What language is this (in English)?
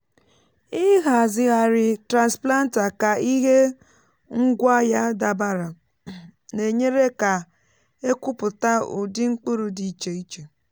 Igbo